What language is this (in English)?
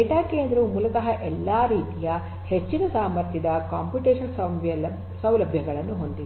Kannada